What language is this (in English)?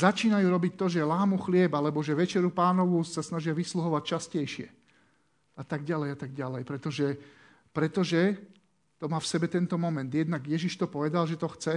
Slovak